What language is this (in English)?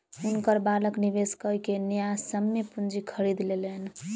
Maithili